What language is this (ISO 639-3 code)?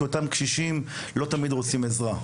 heb